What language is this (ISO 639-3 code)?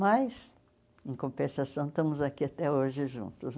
por